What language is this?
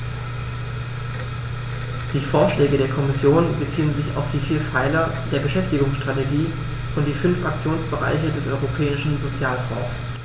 German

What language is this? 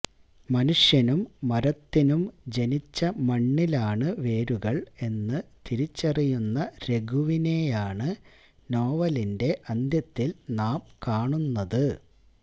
Malayalam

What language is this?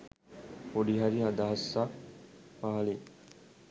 Sinhala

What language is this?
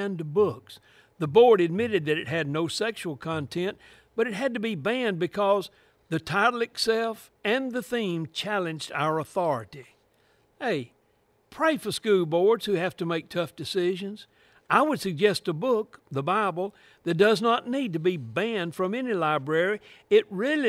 English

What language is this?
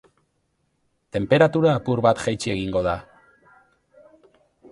Basque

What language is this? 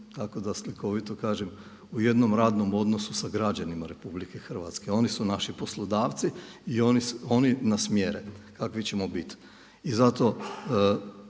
Croatian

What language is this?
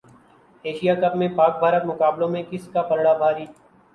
Urdu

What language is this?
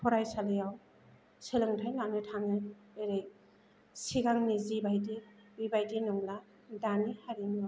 Bodo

